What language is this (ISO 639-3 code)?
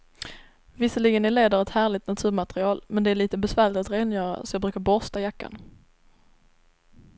swe